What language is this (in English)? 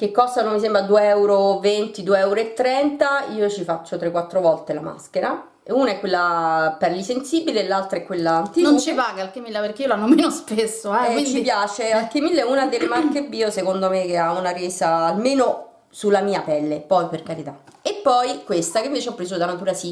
Italian